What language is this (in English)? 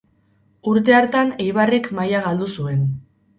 Basque